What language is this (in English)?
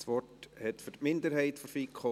Swiss German